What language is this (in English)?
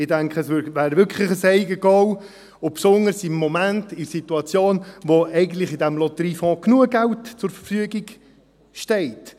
Swiss German